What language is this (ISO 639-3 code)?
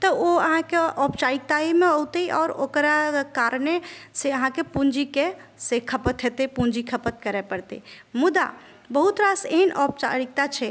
mai